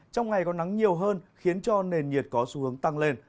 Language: Vietnamese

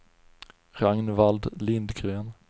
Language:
Swedish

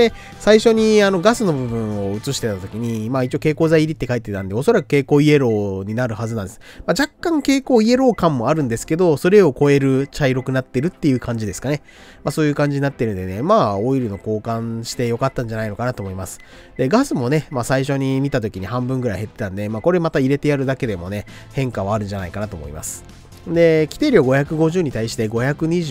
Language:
Japanese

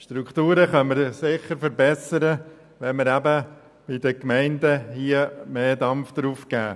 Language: Swiss German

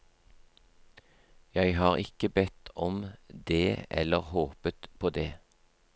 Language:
Norwegian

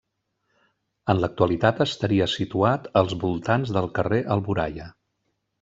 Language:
Catalan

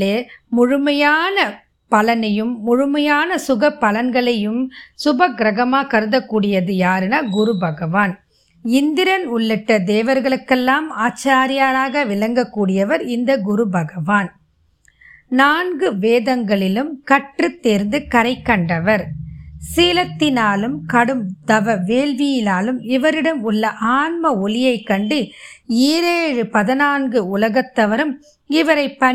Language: Tamil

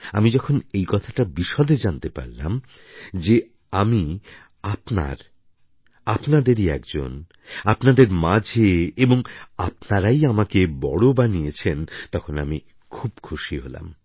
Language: Bangla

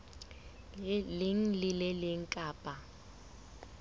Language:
Southern Sotho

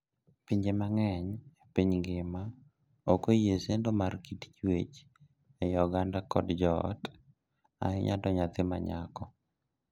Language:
Luo (Kenya and Tanzania)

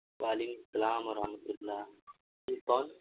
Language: Urdu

